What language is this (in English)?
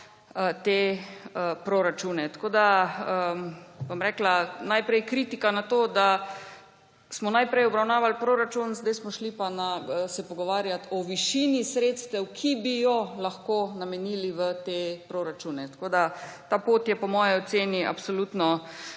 Slovenian